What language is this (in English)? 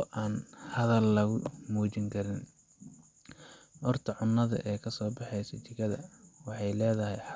Somali